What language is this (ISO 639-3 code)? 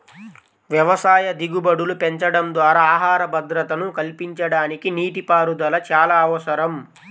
tel